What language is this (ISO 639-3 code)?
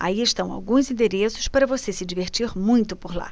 por